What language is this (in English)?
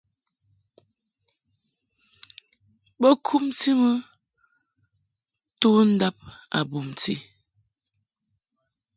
Mungaka